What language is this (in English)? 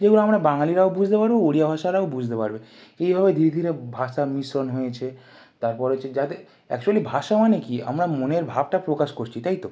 Bangla